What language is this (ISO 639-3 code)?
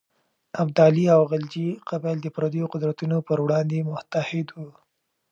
pus